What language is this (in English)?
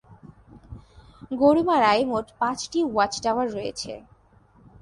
Bangla